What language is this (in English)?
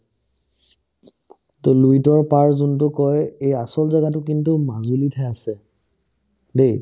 Assamese